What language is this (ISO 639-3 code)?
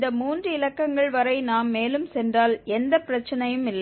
tam